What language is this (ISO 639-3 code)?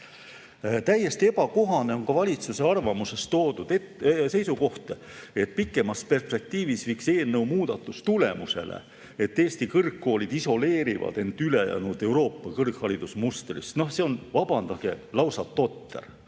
est